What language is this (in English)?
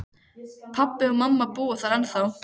Icelandic